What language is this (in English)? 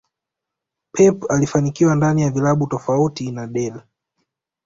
Swahili